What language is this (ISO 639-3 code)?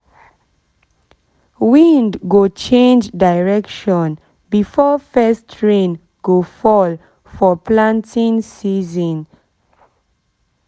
pcm